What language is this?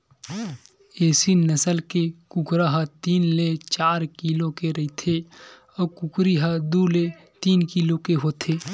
Chhattisgarhi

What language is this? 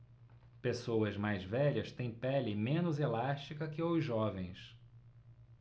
Portuguese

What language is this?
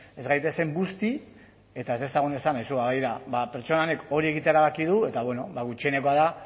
Basque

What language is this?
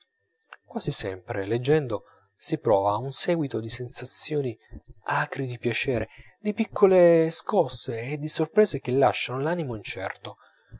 Italian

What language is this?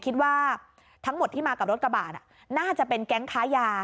Thai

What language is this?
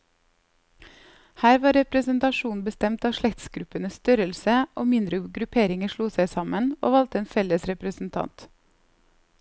Norwegian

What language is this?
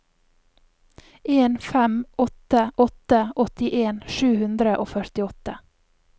Norwegian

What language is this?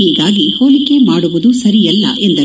Kannada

